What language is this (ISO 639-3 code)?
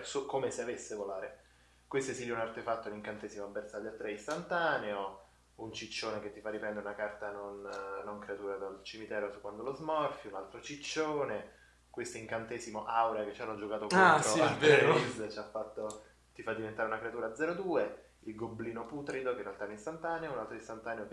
ita